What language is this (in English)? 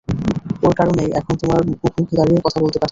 Bangla